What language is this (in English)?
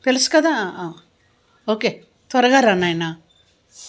Telugu